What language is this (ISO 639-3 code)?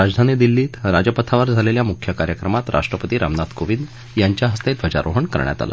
mar